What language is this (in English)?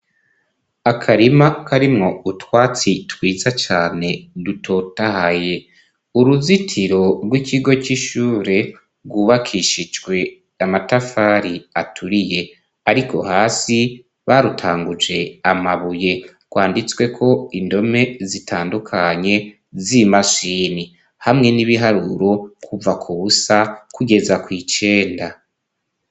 Rundi